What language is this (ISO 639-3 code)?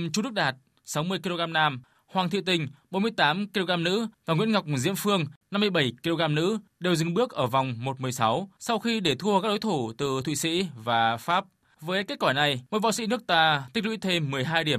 vie